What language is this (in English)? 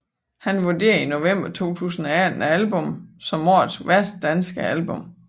Danish